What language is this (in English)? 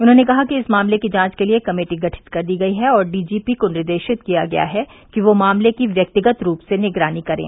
Hindi